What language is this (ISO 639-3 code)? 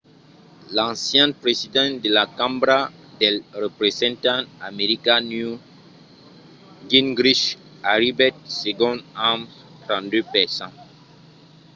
oci